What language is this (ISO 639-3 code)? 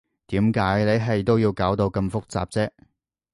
yue